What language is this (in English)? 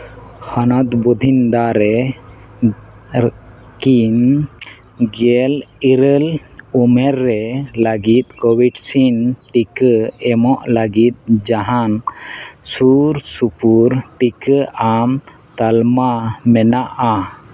Santali